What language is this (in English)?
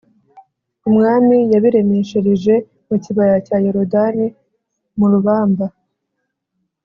Kinyarwanda